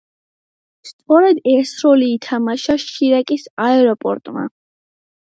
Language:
Georgian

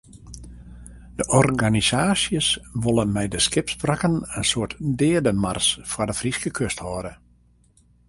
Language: Western Frisian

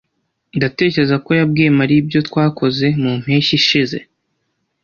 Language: Kinyarwanda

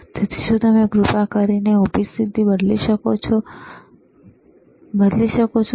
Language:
Gujarati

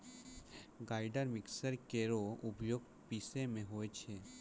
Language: Maithili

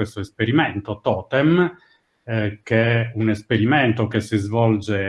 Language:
Italian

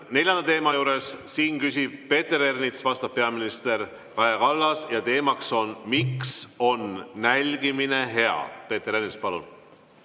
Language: Estonian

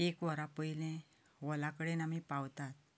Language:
Konkani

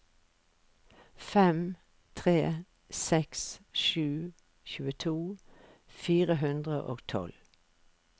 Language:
Norwegian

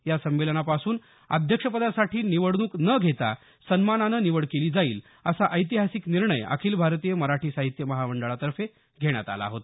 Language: Marathi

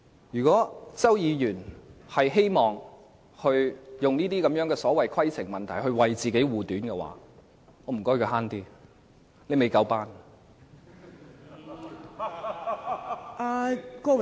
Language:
Cantonese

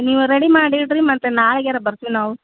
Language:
Kannada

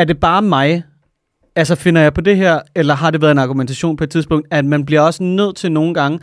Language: Danish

